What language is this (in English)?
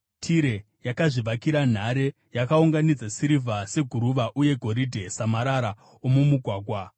Shona